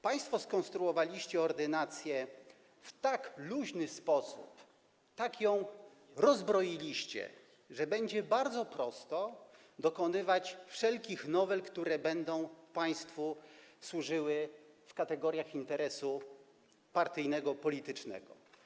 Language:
Polish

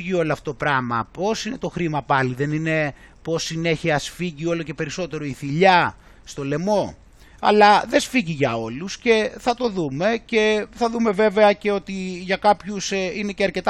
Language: Greek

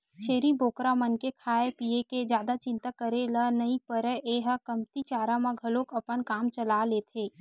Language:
Chhattisgarhi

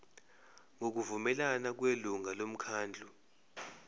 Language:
Zulu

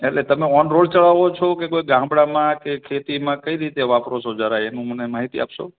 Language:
Gujarati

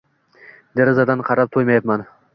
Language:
Uzbek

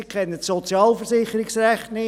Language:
Swiss German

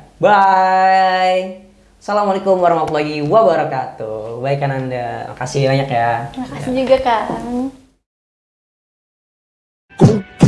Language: Indonesian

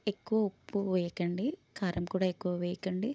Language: Telugu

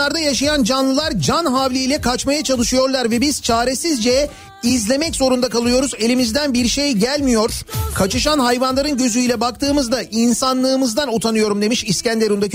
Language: Turkish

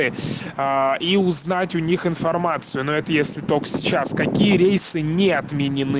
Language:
Russian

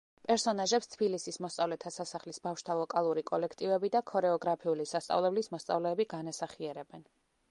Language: Georgian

